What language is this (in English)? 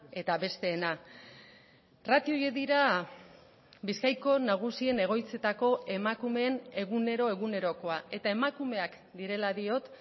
Basque